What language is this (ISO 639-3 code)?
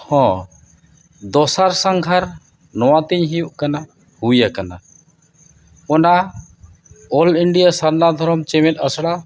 sat